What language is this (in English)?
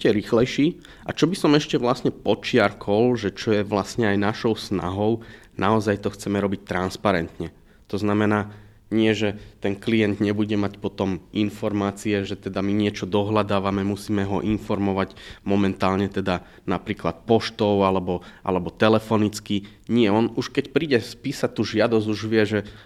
Slovak